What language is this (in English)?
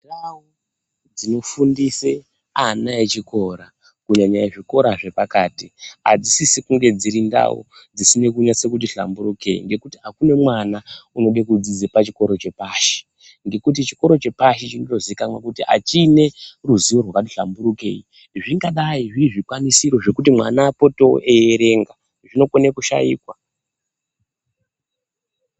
Ndau